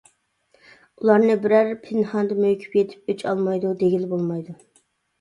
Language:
Uyghur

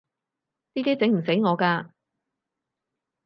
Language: Cantonese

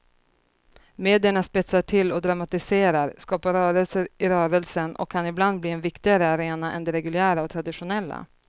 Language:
Swedish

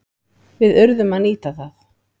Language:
Icelandic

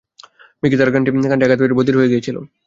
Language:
Bangla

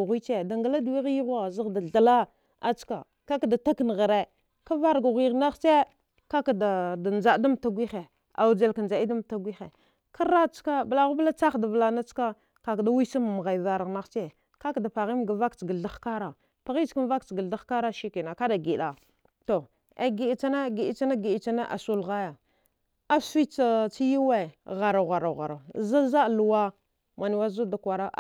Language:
Dghwede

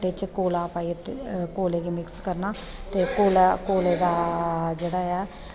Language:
Dogri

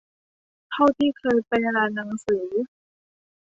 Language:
Thai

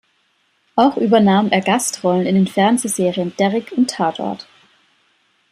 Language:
German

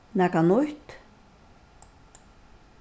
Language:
Faroese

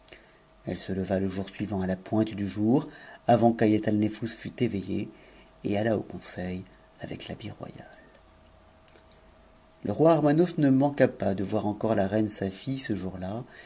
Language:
French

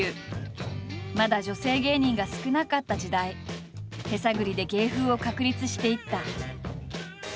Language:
Japanese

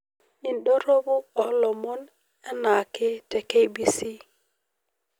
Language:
Masai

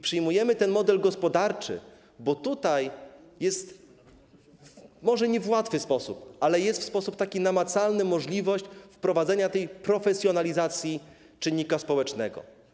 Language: Polish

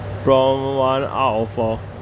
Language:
English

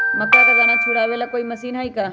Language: Magahi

